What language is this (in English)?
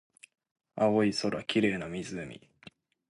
Japanese